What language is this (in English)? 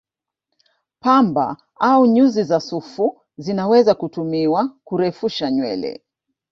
Swahili